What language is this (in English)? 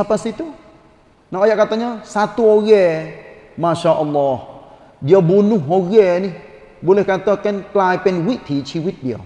Malay